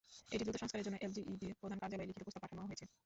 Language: Bangla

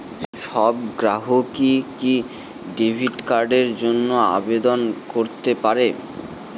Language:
Bangla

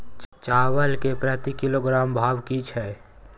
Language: Maithili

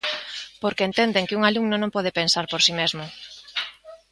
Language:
Galician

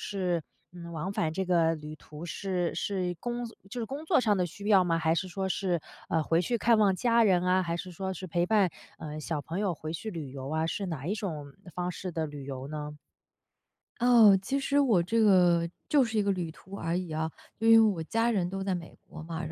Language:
Chinese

